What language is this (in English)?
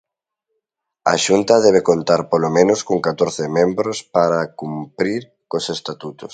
Galician